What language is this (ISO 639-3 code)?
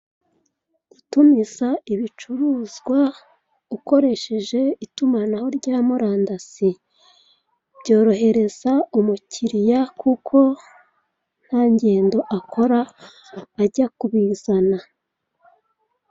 kin